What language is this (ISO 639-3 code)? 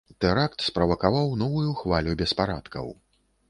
bel